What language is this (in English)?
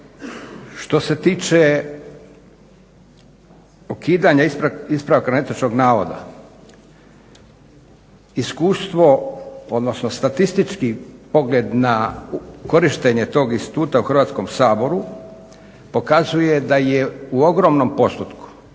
Croatian